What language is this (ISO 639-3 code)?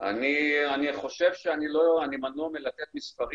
heb